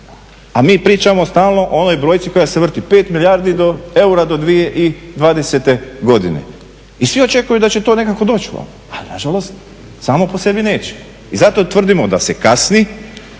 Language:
Croatian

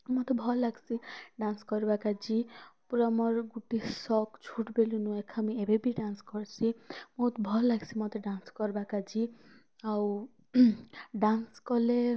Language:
Odia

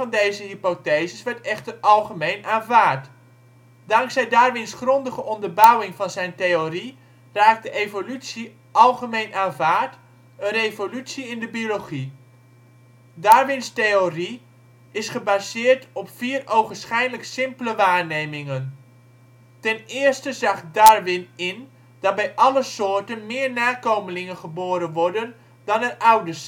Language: Dutch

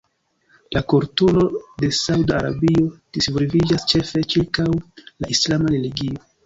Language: Esperanto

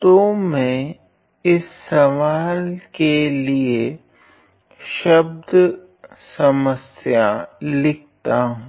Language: Hindi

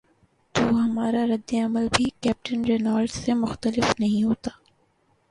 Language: Urdu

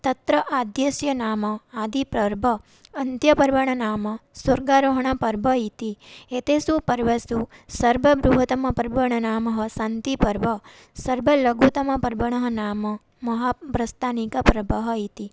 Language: Sanskrit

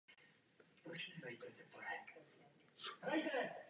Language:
Czech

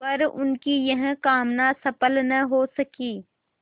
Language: Hindi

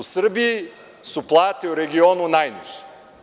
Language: Serbian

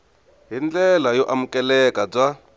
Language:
Tsonga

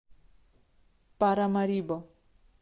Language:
Russian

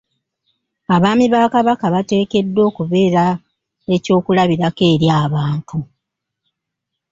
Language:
Ganda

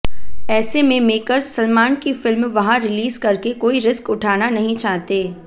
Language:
Hindi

